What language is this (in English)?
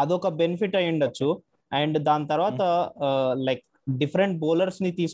Telugu